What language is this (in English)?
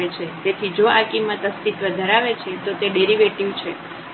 Gujarati